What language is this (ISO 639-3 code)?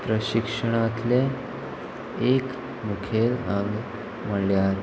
kok